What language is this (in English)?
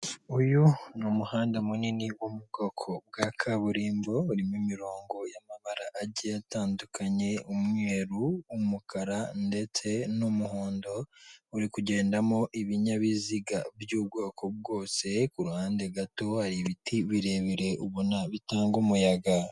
Kinyarwanda